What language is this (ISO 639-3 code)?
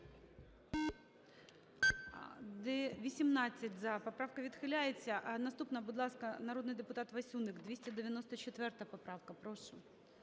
ukr